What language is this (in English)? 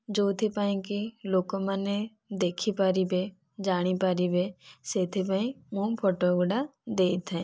Odia